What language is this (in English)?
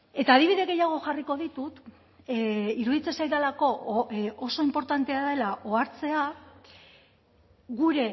Basque